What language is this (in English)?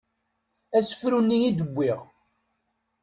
Kabyle